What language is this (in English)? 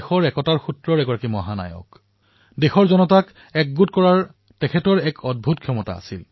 Assamese